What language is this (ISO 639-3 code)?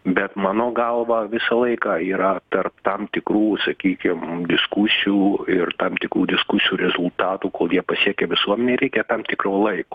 lit